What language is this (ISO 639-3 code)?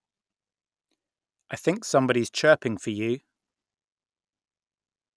eng